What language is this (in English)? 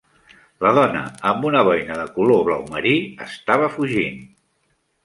Catalan